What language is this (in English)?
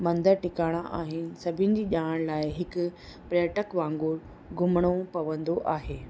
Sindhi